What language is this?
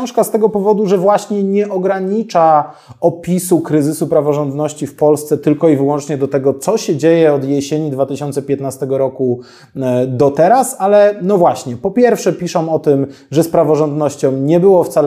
Polish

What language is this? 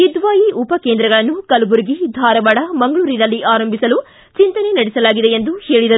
Kannada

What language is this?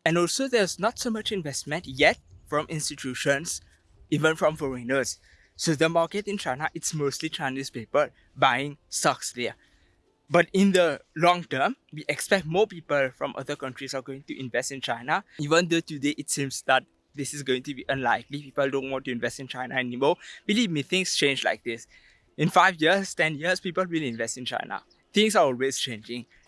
English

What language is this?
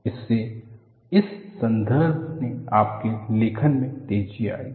Hindi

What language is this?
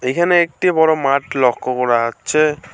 Bangla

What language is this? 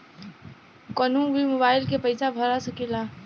Bhojpuri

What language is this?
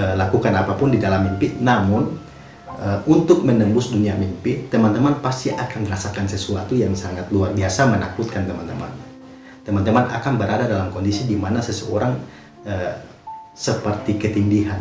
Indonesian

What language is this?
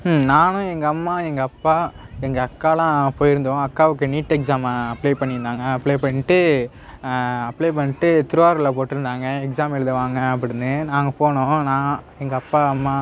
Tamil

